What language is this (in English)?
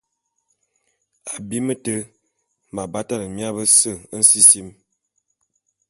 Bulu